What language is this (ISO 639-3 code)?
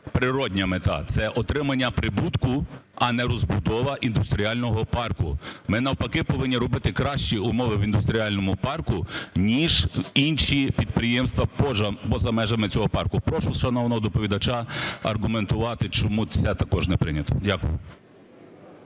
ukr